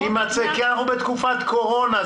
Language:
Hebrew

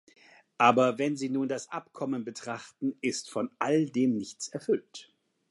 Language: German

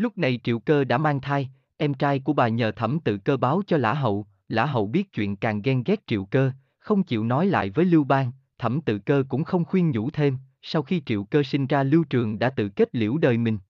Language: Vietnamese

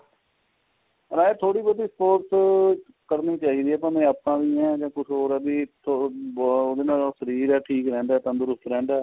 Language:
Punjabi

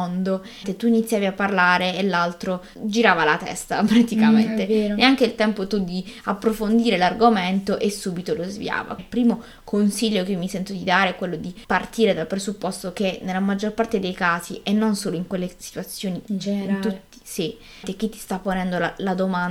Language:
Italian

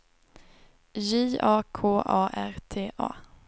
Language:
Swedish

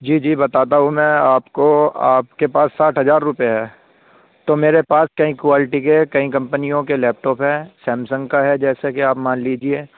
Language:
Urdu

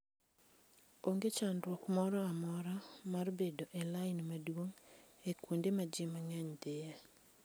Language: Luo (Kenya and Tanzania)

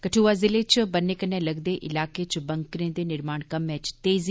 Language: Dogri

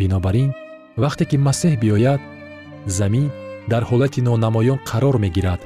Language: Persian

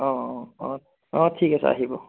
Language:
Assamese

